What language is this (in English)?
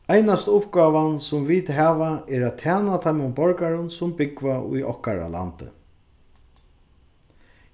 Faroese